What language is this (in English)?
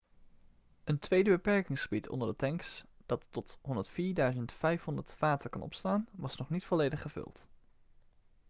Dutch